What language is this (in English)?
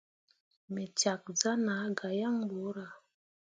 Mundang